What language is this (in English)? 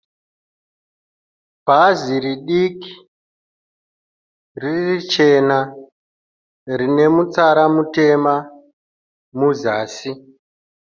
Shona